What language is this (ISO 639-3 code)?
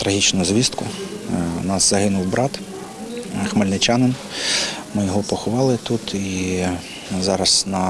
ukr